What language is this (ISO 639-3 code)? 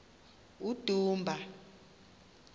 xho